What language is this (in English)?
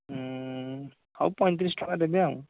Odia